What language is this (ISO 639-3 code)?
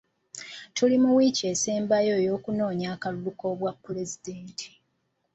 lug